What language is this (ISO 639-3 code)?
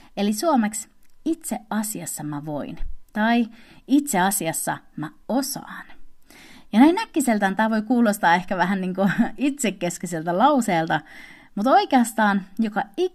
fin